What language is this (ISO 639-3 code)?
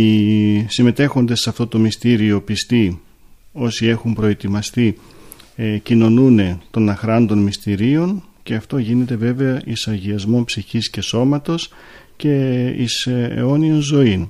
ell